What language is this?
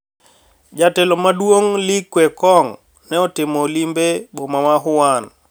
Luo (Kenya and Tanzania)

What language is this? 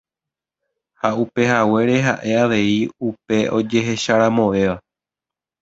Guarani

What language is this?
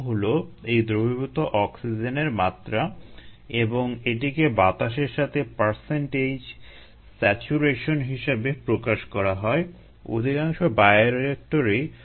Bangla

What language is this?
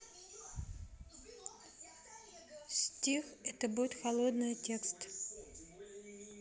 Russian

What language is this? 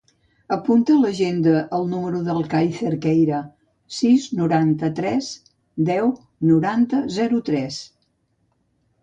Catalan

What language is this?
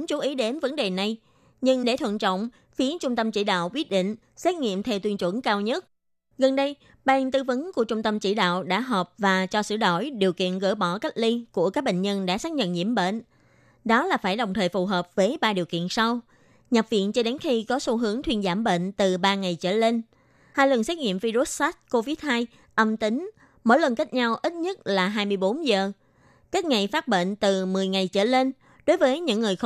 Vietnamese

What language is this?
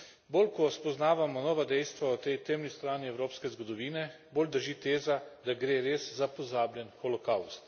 Slovenian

